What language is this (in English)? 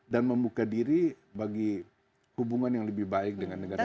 Indonesian